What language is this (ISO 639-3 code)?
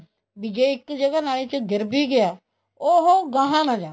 pan